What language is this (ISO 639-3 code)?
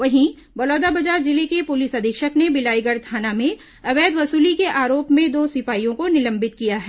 hin